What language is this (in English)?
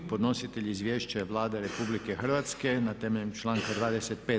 Croatian